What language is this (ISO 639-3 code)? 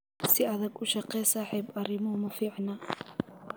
som